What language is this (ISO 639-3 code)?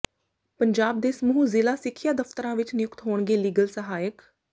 pan